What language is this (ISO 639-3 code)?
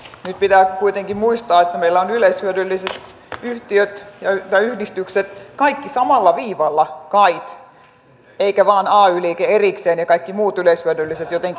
fin